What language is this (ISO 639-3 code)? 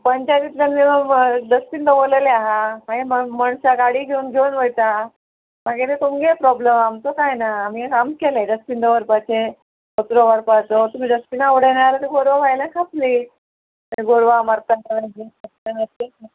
kok